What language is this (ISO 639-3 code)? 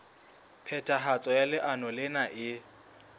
sot